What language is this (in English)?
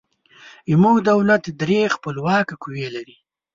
Pashto